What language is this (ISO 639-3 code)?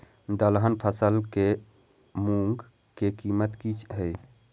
mai